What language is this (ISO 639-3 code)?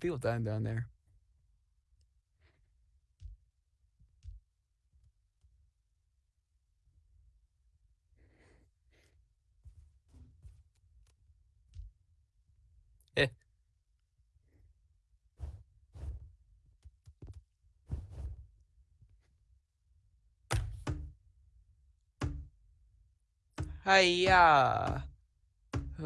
eng